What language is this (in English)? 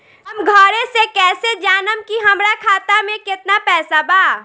Bhojpuri